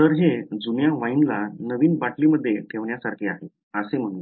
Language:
Marathi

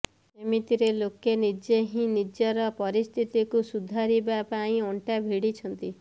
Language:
Odia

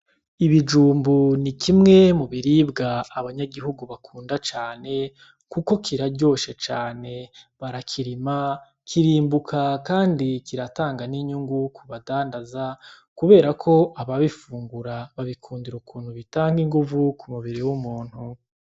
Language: Rundi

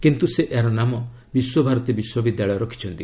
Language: Odia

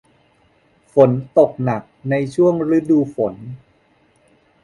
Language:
Thai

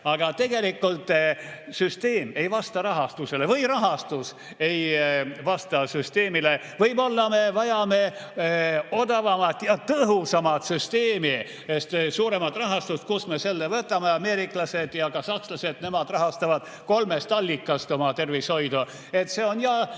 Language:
Estonian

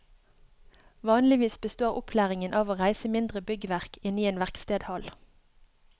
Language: Norwegian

